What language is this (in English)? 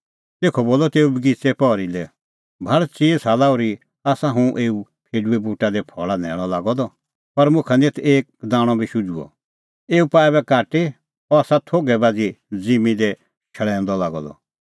Kullu Pahari